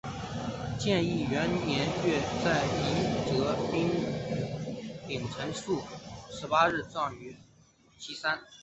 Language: Chinese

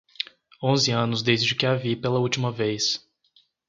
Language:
Portuguese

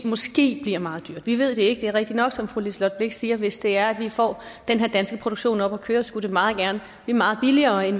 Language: Danish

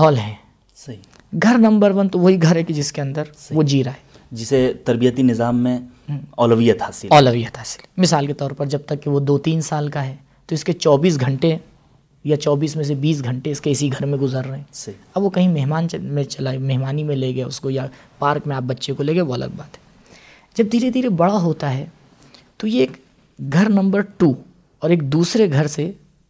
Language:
Urdu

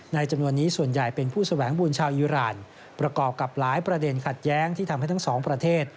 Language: Thai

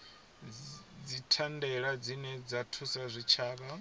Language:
Venda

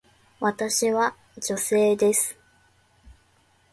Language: Japanese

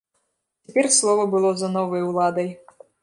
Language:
Belarusian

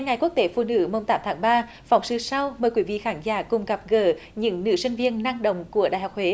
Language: Vietnamese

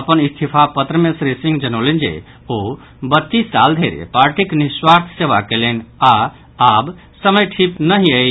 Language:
Maithili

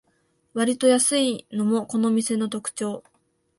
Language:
Japanese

